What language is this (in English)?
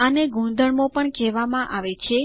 Gujarati